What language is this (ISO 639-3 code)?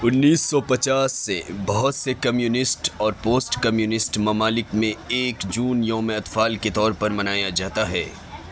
urd